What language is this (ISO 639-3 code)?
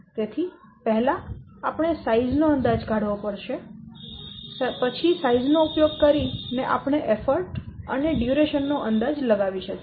guj